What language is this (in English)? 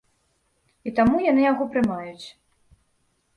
Belarusian